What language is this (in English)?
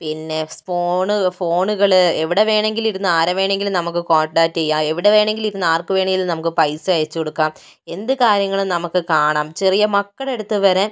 Malayalam